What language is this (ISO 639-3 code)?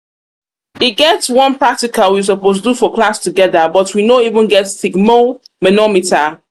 pcm